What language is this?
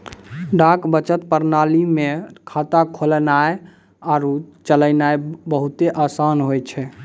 Maithili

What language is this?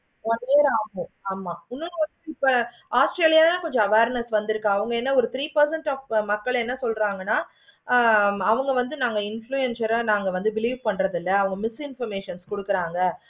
Tamil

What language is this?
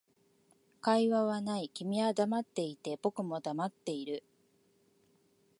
Japanese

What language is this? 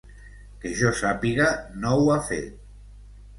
Catalan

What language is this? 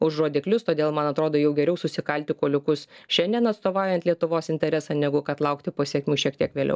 Lithuanian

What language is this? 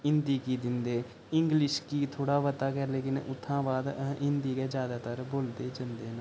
Dogri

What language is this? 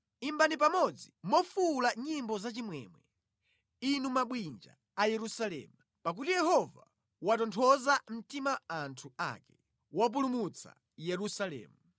Nyanja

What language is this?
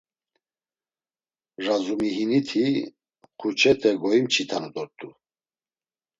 Laz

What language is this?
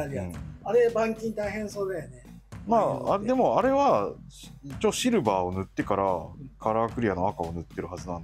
Japanese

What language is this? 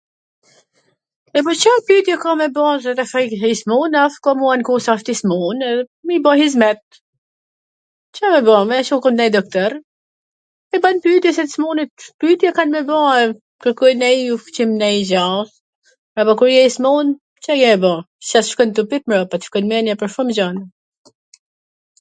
Gheg Albanian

